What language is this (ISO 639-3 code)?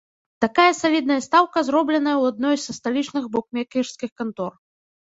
bel